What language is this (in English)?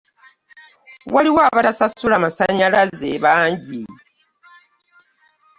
Ganda